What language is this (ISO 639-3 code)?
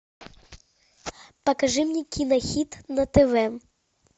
rus